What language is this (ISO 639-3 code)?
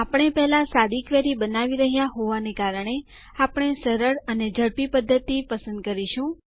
guj